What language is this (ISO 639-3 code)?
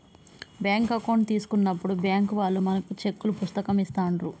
tel